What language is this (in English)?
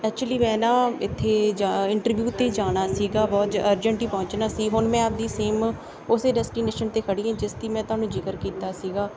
Punjabi